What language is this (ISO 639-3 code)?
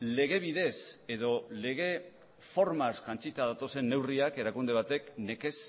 eus